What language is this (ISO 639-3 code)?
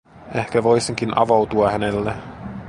fin